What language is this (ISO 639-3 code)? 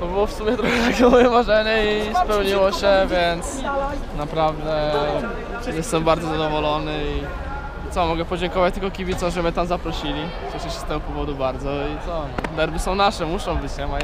pol